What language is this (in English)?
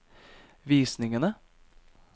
Norwegian